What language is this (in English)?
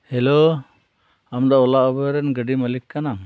Santali